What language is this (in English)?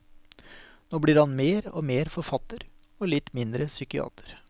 Norwegian